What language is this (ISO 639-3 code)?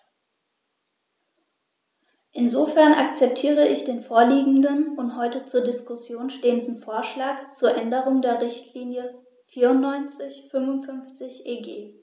deu